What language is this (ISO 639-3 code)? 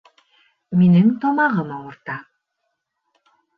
bak